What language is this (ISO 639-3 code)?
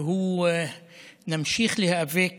heb